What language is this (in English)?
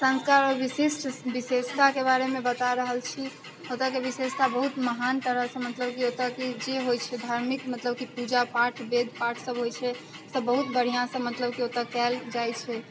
Maithili